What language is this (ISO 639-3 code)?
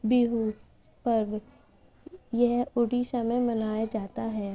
urd